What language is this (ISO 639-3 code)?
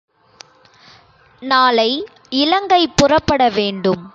tam